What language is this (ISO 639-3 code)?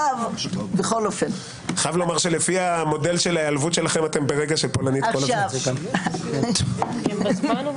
heb